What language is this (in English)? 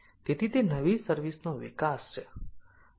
Gujarati